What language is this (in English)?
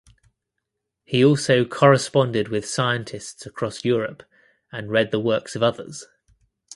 English